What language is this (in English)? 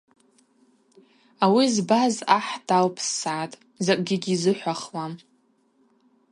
Abaza